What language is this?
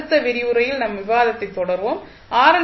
Tamil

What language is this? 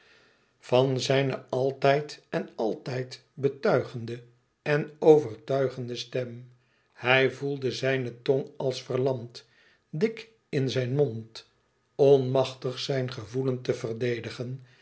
Dutch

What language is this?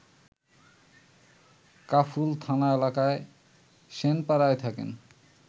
Bangla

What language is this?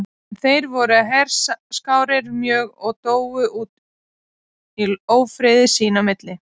Icelandic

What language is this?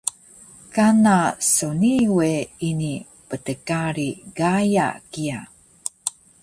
Taroko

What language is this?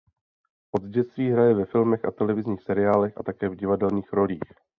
Czech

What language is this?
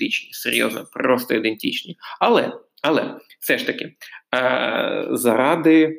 Ukrainian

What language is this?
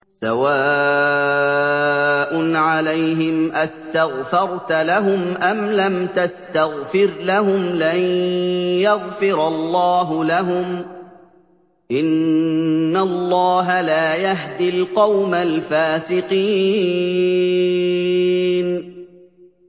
Arabic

